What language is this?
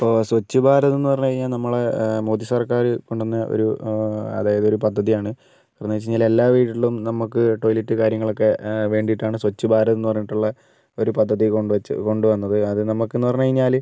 Malayalam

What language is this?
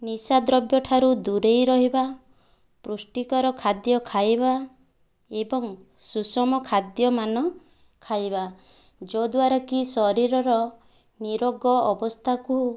Odia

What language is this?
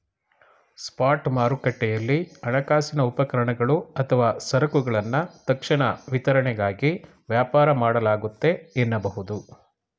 Kannada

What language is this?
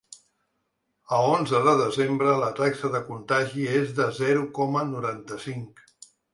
Catalan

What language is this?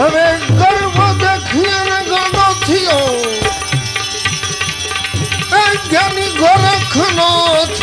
Hindi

